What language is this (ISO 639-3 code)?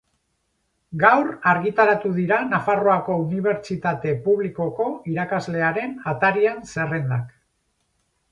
eus